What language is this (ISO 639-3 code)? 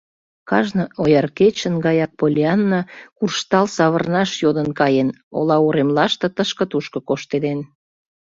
chm